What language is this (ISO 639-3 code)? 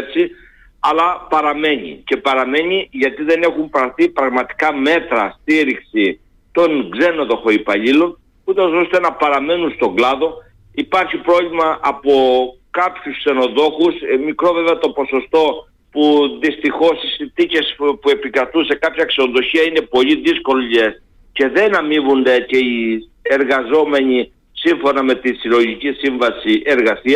ell